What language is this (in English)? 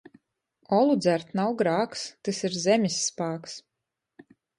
Latgalian